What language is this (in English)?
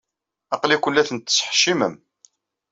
Kabyle